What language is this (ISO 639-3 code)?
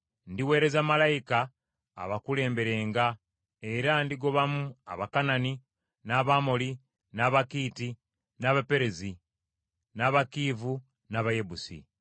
lug